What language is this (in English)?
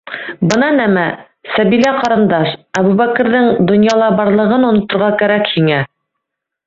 Bashkir